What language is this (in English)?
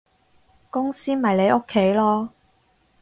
Cantonese